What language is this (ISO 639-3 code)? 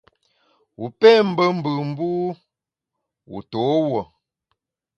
bax